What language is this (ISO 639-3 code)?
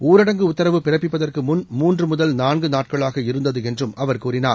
tam